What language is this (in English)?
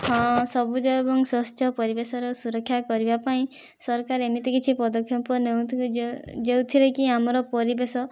Odia